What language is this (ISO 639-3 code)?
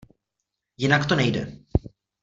ces